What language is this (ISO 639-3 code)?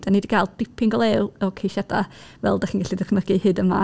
cym